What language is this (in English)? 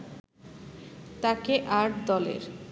Bangla